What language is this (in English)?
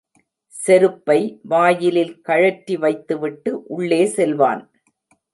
Tamil